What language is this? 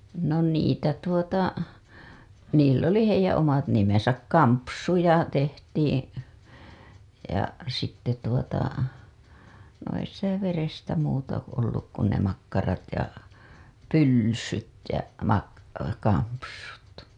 Finnish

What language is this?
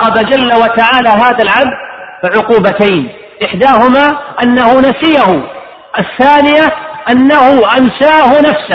Arabic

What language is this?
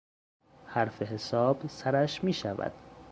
Persian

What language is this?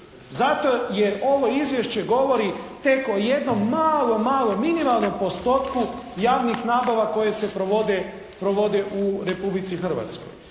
Croatian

